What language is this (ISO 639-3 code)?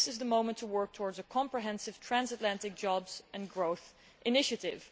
eng